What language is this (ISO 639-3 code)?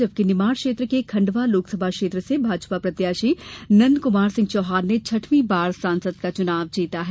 hin